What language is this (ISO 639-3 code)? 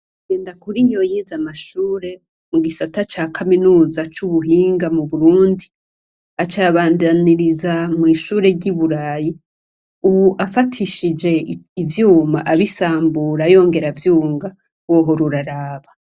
run